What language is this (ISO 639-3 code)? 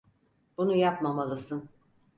tur